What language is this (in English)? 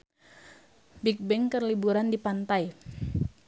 Sundanese